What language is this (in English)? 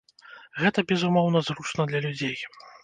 Belarusian